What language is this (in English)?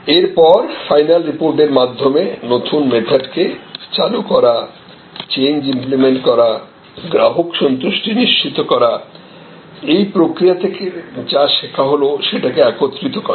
Bangla